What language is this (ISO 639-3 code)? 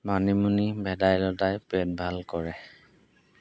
asm